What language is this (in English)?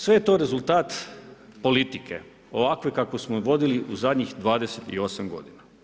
Croatian